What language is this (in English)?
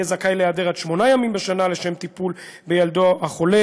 Hebrew